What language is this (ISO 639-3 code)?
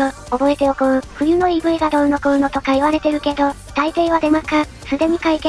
jpn